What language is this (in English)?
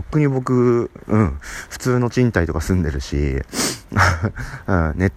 Japanese